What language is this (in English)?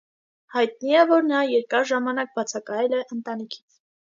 Armenian